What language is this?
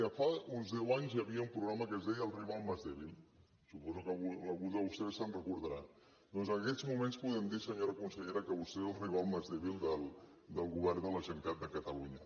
Catalan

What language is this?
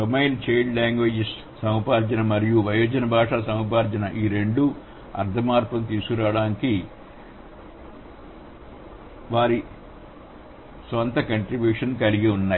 Telugu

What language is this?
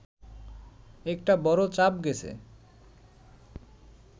Bangla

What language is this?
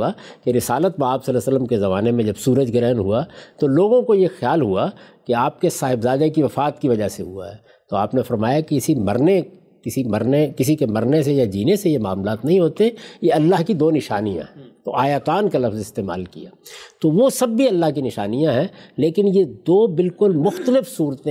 Urdu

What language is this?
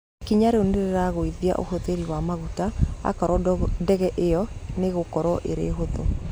Kikuyu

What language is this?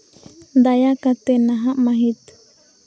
Santali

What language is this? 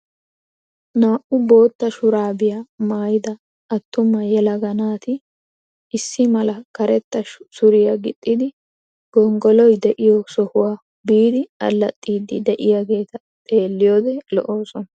Wolaytta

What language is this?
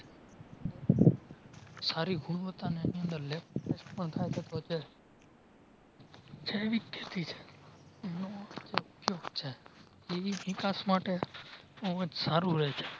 Gujarati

